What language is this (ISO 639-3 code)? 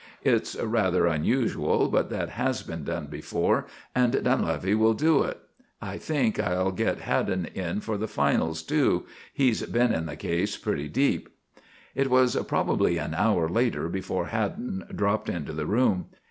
eng